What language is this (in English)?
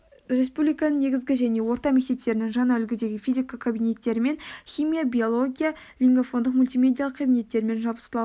Kazakh